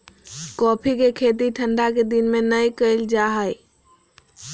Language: Magahi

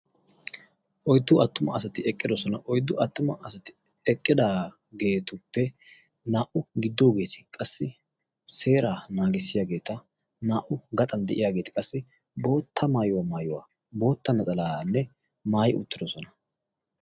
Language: Wolaytta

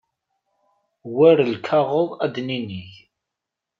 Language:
Kabyle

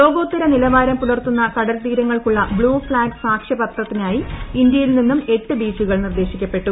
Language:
Malayalam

